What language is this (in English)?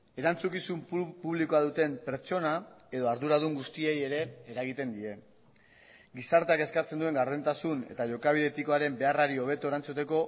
Basque